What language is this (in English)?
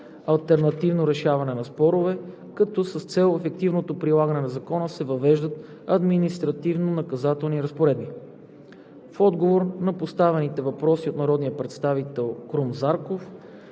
Bulgarian